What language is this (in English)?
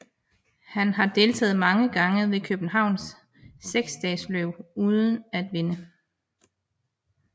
Danish